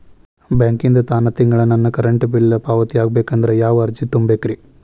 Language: Kannada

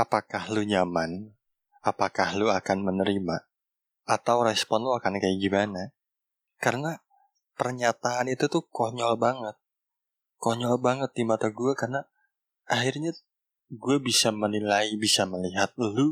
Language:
Indonesian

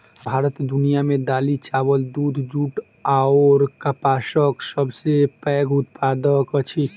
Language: Maithili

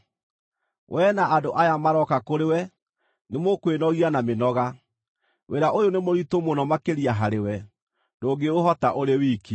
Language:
Kikuyu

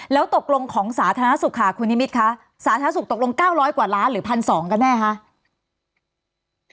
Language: Thai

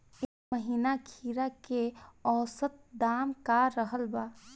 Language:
Bhojpuri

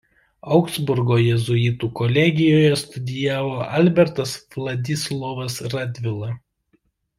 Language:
Lithuanian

